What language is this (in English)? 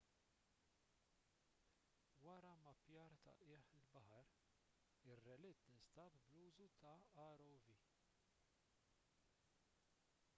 Maltese